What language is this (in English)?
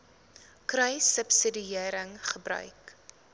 Afrikaans